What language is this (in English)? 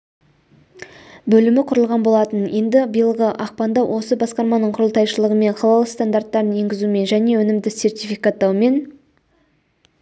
Kazakh